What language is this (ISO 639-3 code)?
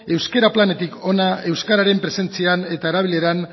eus